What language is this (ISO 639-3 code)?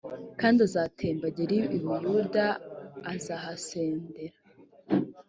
kin